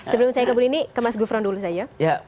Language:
Indonesian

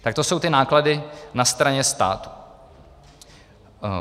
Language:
Czech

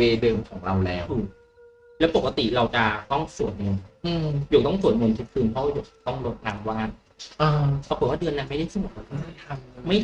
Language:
Thai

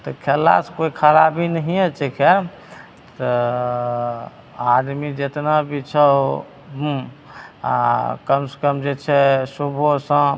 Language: Maithili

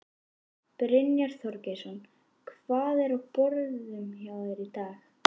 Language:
Icelandic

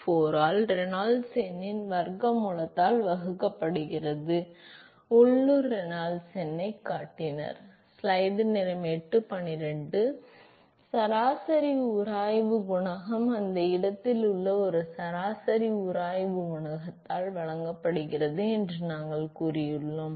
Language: Tamil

